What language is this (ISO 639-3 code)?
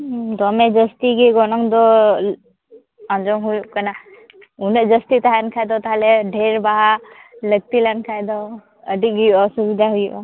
sat